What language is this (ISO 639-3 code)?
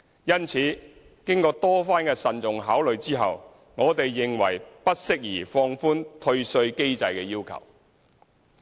yue